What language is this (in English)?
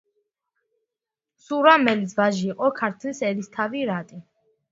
Georgian